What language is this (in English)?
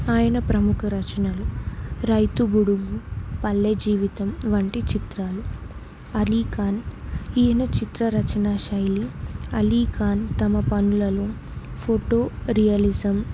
Telugu